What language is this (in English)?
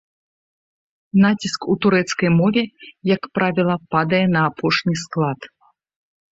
Belarusian